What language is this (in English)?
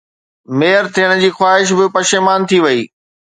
Sindhi